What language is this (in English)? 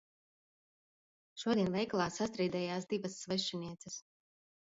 Latvian